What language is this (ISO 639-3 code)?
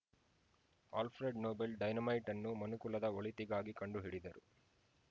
kan